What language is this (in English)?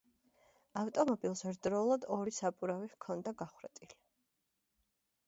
Georgian